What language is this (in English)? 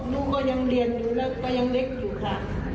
Thai